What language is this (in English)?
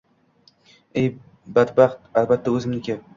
Uzbek